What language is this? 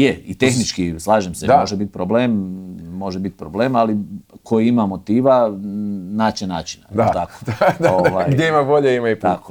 Croatian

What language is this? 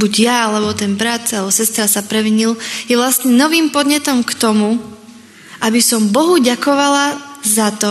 Slovak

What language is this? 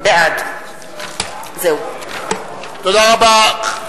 Hebrew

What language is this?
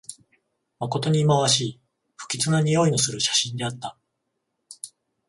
Japanese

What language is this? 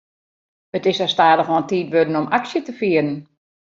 Western Frisian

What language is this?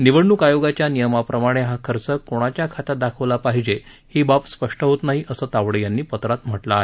Marathi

